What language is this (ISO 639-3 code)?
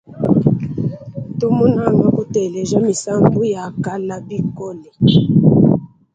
lua